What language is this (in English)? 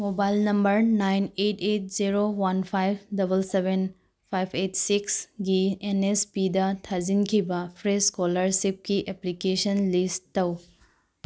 Manipuri